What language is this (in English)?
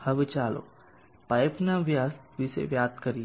Gujarati